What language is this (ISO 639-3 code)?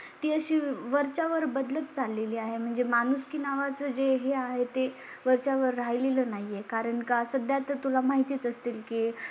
mar